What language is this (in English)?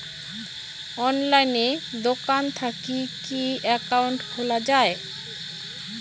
Bangla